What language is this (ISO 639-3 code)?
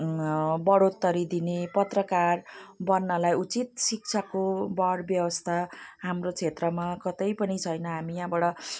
nep